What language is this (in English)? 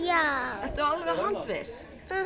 Icelandic